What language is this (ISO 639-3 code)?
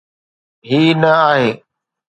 snd